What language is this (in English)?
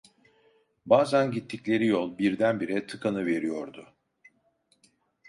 Turkish